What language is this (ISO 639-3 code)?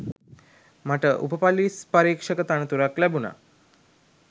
sin